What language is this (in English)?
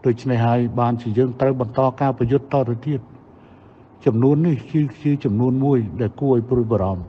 Thai